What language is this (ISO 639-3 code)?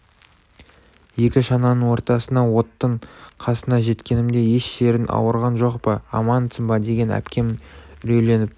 kaz